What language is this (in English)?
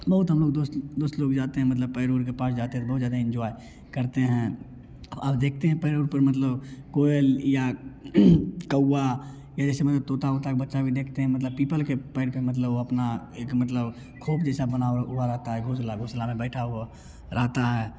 Hindi